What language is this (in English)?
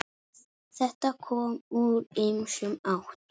Icelandic